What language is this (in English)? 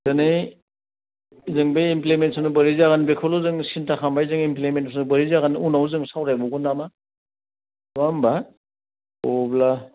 Bodo